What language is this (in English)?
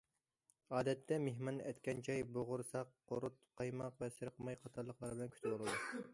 Uyghur